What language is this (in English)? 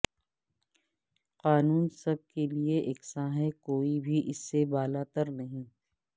Urdu